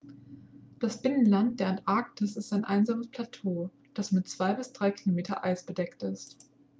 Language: German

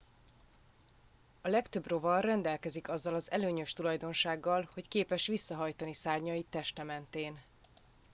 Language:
Hungarian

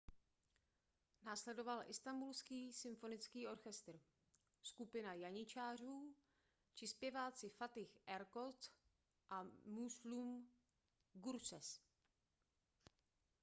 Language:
Czech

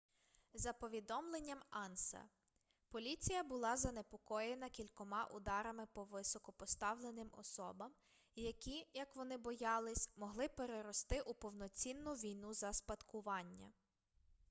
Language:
Ukrainian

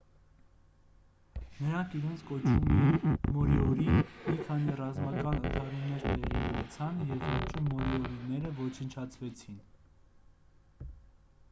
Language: Armenian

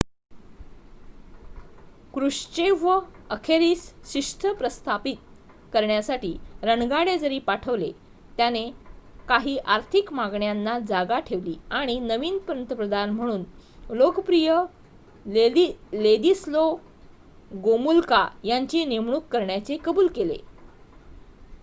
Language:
Marathi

